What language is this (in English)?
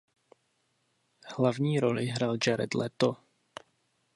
Czech